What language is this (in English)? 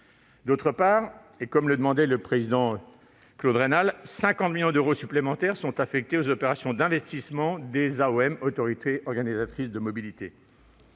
French